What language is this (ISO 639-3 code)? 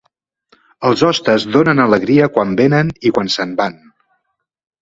cat